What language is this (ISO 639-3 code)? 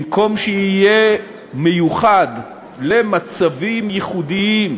heb